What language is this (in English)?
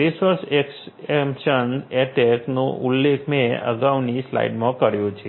Gujarati